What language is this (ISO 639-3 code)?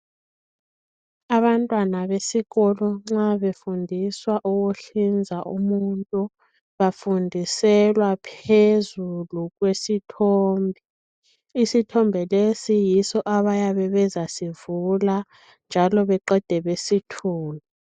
nde